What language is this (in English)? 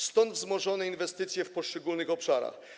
Polish